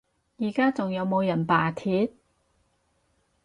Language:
Cantonese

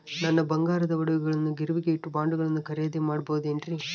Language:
Kannada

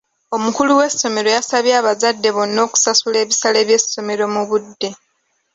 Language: Ganda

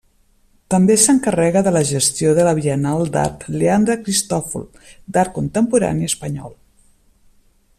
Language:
Catalan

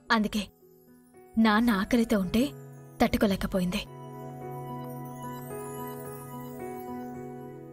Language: Telugu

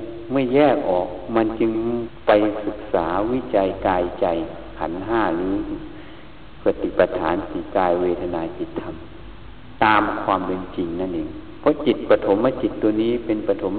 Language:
Thai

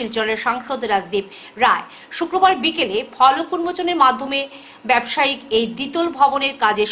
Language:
Bangla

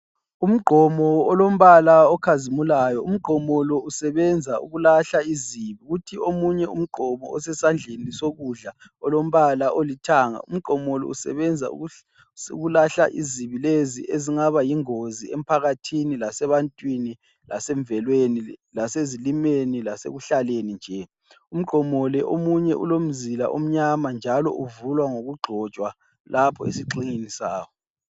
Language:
North Ndebele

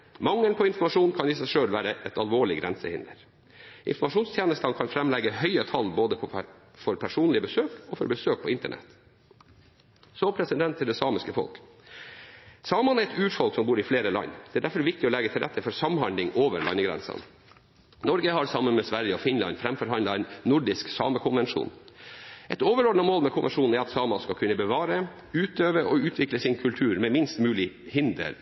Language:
Norwegian Bokmål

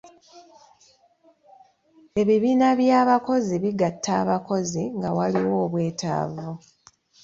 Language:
Ganda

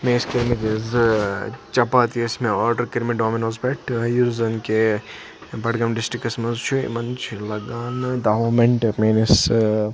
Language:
Kashmiri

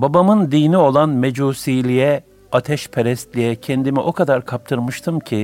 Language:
Turkish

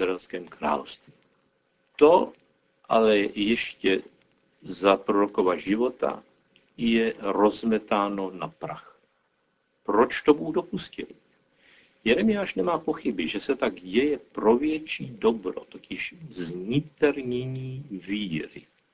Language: Czech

